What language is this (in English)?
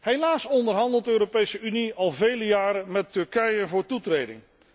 Dutch